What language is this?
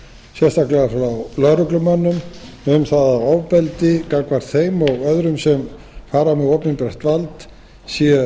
Icelandic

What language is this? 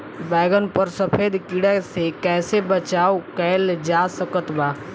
Bhojpuri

